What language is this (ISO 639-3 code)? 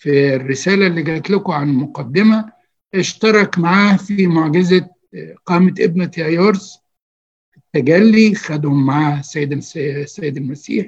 ara